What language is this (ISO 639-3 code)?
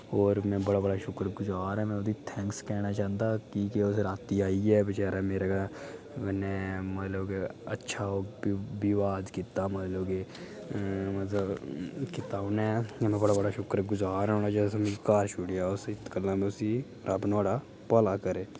doi